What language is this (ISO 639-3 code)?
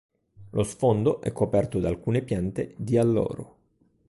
ita